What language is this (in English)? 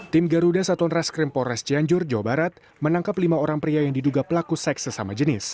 Indonesian